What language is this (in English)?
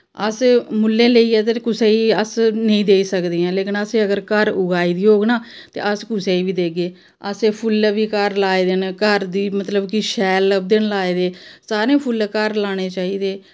Dogri